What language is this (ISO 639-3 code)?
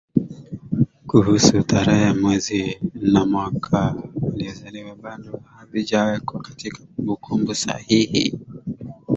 swa